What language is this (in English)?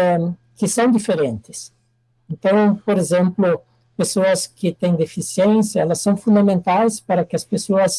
Portuguese